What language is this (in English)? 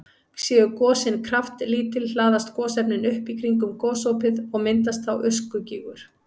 Icelandic